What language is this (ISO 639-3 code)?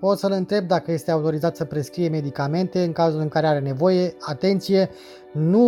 ron